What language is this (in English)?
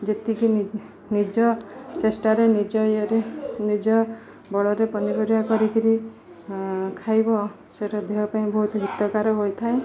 Odia